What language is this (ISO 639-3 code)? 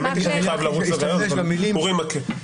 heb